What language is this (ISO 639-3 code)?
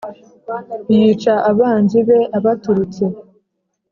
kin